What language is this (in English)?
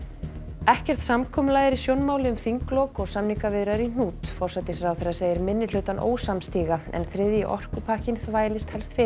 Icelandic